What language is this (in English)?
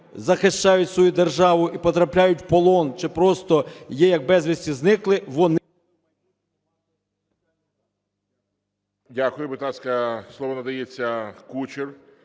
Ukrainian